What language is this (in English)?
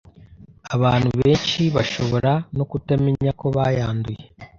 Kinyarwanda